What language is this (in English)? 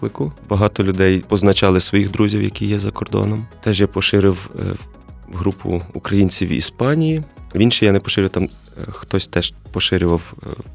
Ukrainian